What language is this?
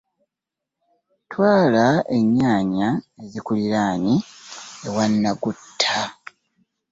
Ganda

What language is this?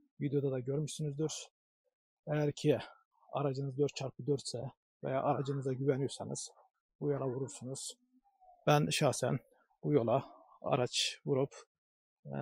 Turkish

